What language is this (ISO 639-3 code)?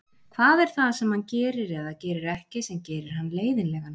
isl